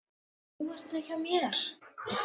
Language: Icelandic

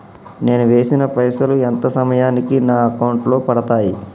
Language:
Telugu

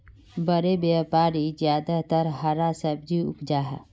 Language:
Magahi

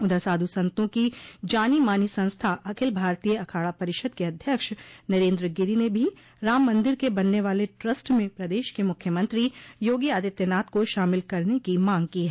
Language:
Hindi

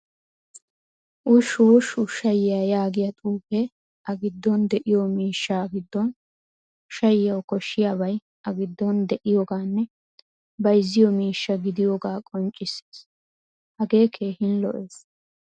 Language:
Wolaytta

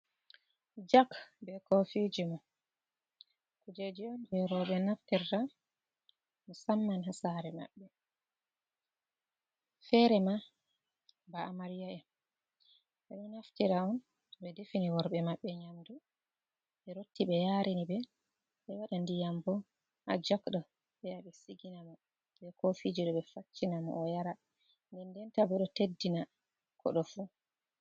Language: Fula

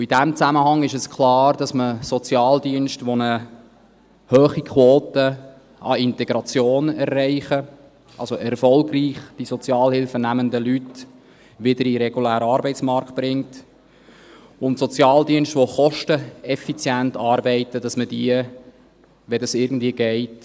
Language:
Swiss German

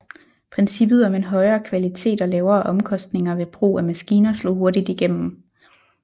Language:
Danish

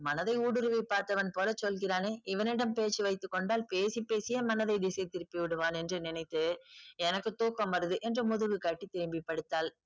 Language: Tamil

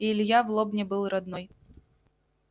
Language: Russian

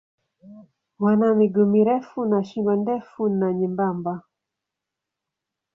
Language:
Swahili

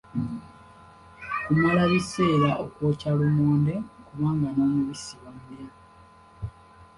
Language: Ganda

